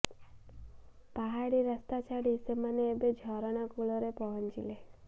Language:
Odia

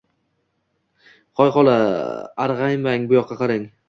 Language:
Uzbek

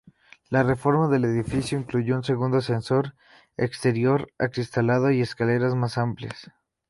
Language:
Spanish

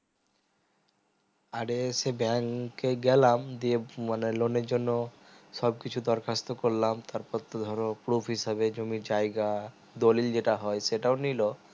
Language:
Bangla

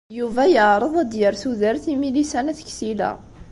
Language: Kabyle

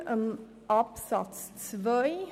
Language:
Swiss German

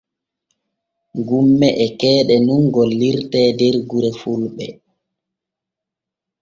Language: Borgu Fulfulde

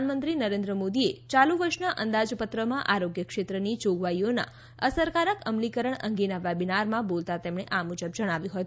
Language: Gujarati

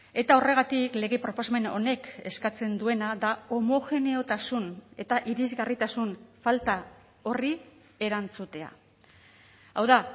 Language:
Basque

